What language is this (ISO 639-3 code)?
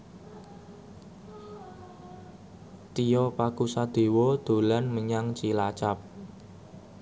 jav